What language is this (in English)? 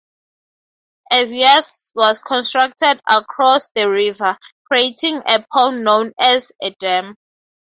English